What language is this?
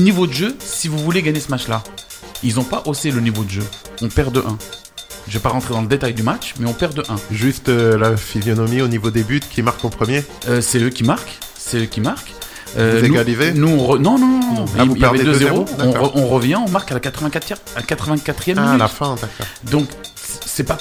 French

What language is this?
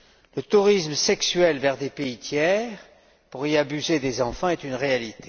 French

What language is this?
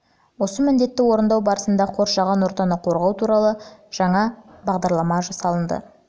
Kazakh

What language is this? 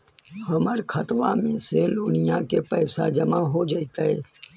Magahi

